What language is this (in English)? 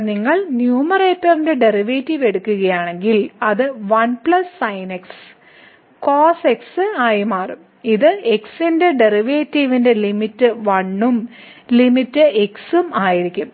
Malayalam